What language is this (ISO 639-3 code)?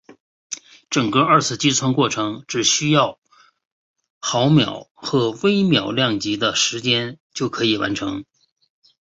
zho